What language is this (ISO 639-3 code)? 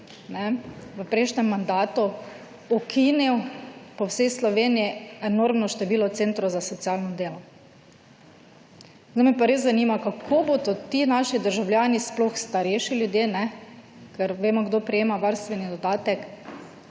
slv